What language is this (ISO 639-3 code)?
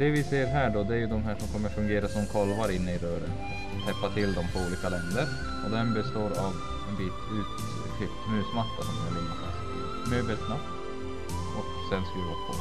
swe